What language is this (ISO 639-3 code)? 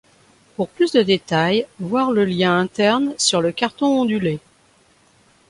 fra